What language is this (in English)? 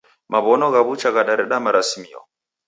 Taita